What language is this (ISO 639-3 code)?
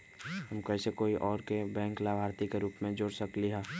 mag